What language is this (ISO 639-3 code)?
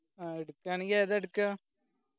mal